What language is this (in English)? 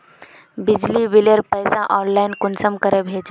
Magahi